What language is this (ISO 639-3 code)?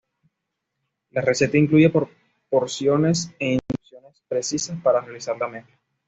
spa